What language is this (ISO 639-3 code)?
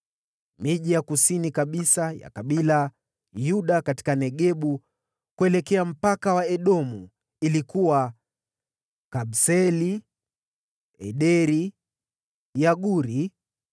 swa